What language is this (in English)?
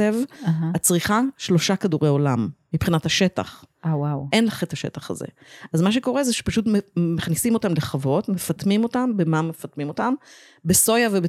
Hebrew